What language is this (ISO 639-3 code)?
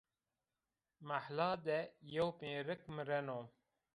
zza